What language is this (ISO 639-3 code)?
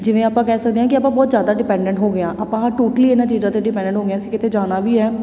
pan